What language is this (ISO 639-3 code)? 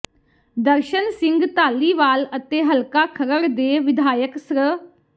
pan